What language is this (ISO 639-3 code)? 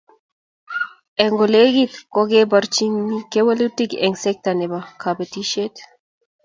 kln